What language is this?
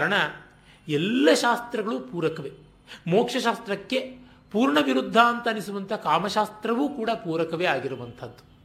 Kannada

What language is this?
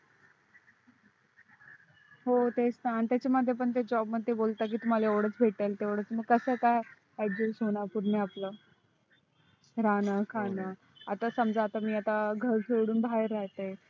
Marathi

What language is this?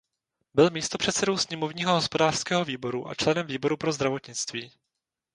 Czech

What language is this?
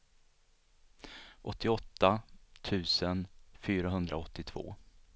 Swedish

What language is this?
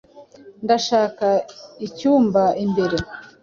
Kinyarwanda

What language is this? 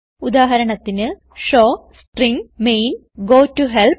Malayalam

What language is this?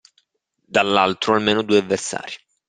Italian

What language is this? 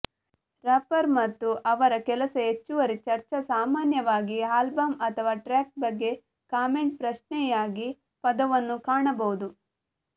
Kannada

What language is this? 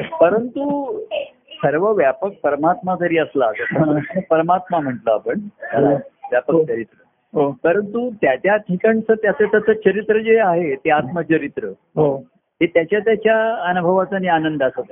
Marathi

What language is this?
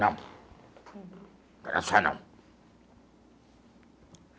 Portuguese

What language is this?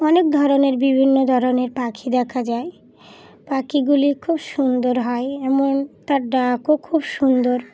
Bangla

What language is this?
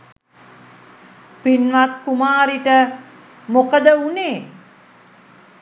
Sinhala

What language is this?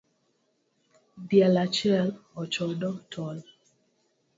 Luo (Kenya and Tanzania)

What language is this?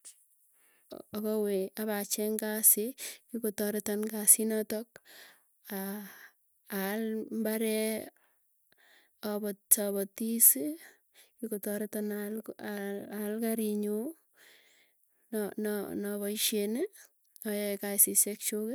Tugen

